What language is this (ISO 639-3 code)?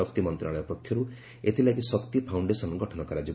ori